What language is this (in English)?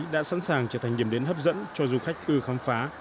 Vietnamese